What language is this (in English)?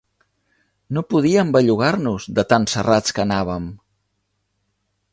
Catalan